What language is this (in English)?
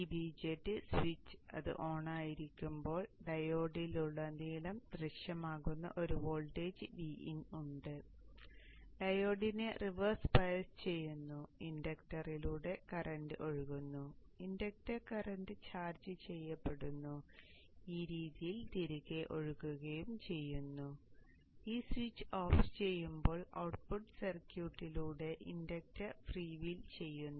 Malayalam